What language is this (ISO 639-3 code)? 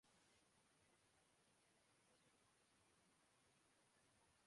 urd